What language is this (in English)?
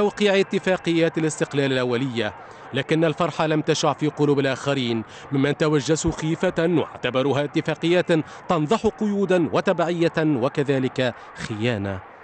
Arabic